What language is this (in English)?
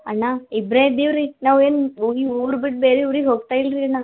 Kannada